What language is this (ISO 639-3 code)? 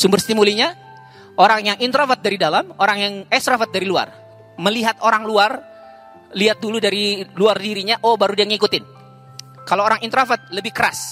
ind